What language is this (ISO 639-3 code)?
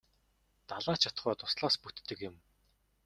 mon